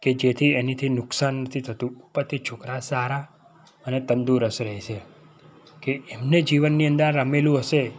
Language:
Gujarati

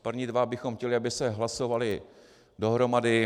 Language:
Czech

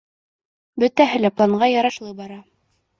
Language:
Bashkir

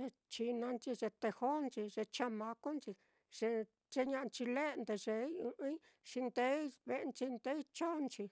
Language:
Mitlatongo Mixtec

